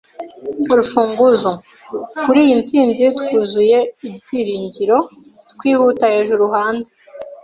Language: Kinyarwanda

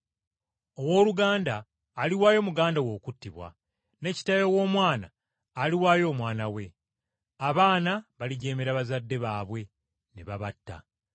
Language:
Ganda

